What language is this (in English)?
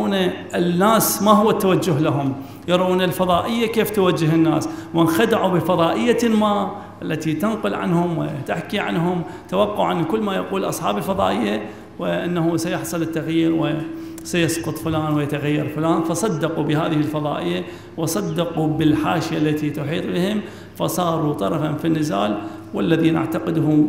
Arabic